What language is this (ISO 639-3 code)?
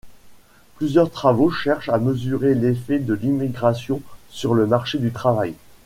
fra